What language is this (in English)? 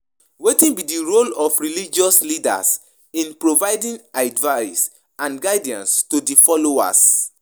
Nigerian Pidgin